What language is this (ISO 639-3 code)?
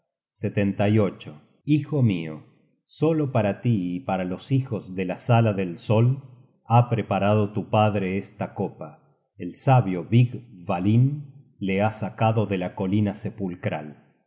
spa